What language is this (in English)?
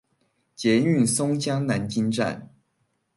Chinese